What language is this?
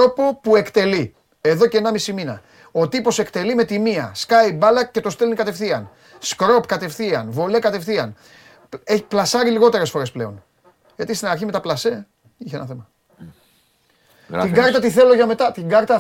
Greek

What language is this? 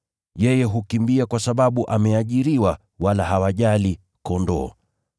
Swahili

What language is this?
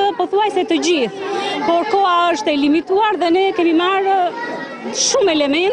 Romanian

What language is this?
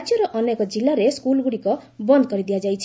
Odia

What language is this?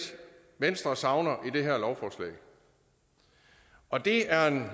Danish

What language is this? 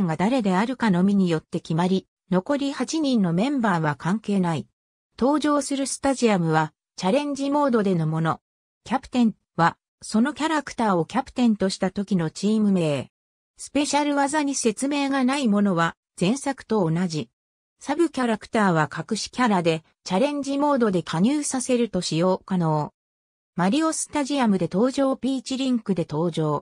Japanese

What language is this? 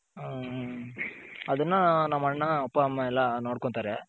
Kannada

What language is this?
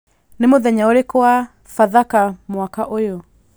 Kikuyu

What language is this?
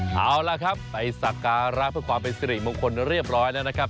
Thai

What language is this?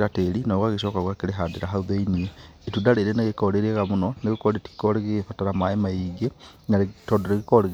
Kikuyu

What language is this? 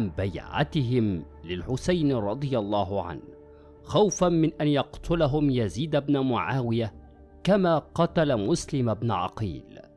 Arabic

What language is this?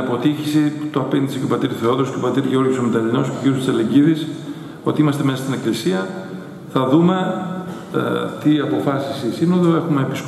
Greek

